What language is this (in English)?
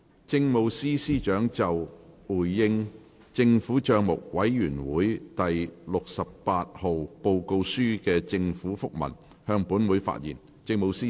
Cantonese